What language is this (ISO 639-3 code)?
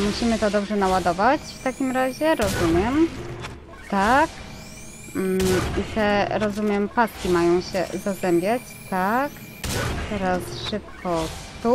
pol